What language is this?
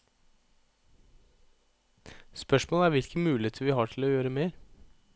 Norwegian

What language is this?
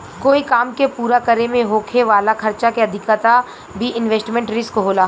Bhojpuri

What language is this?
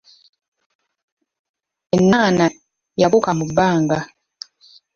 Ganda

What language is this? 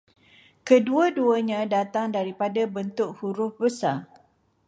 Malay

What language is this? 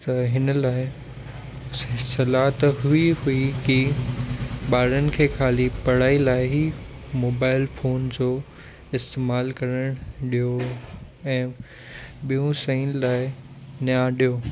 Sindhi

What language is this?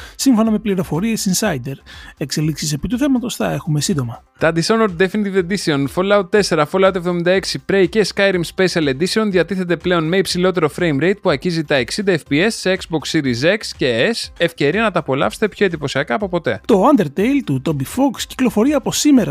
Greek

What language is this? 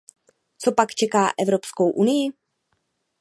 Czech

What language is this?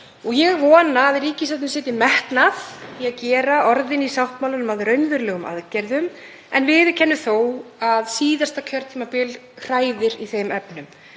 Icelandic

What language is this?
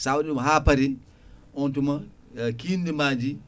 Fula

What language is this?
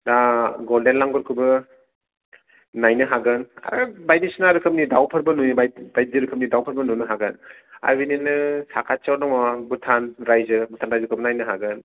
Bodo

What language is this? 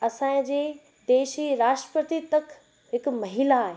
Sindhi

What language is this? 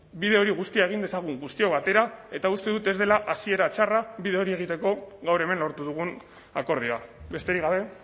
Basque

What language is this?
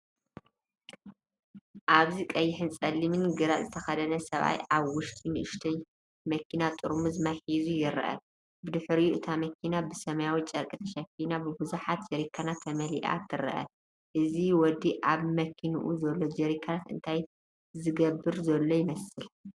Tigrinya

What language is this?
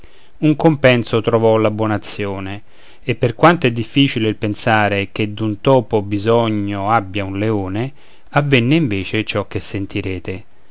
Italian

